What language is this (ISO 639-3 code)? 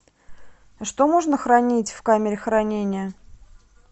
rus